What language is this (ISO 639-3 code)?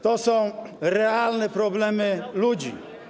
pol